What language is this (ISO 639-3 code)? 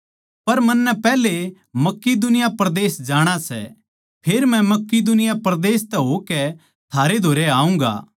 bgc